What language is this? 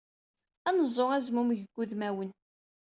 Kabyle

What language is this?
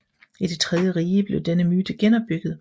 Danish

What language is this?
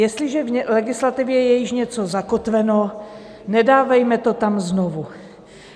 Czech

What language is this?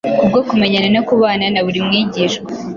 Kinyarwanda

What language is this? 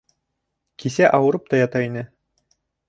Bashkir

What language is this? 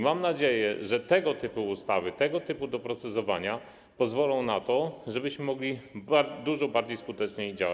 Polish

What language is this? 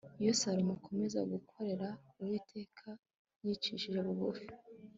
Kinyarwanda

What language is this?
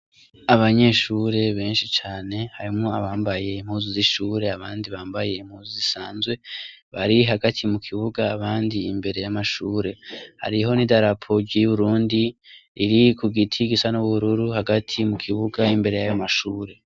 Rundi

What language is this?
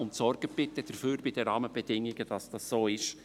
Swiss German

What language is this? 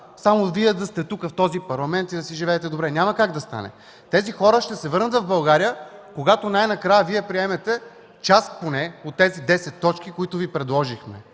Bulgarian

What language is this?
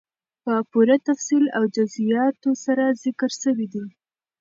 Pashto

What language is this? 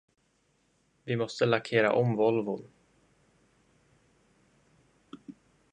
Swedish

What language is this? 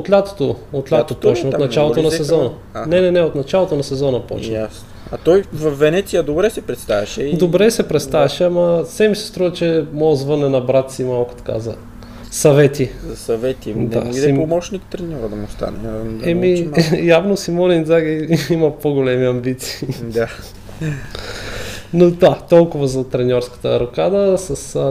Bulgarian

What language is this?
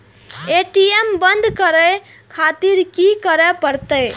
Maithili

